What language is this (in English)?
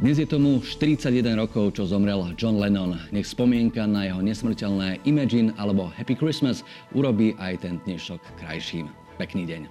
Slovak